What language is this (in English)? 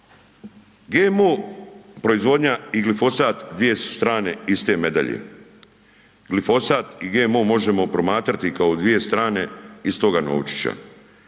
Croatian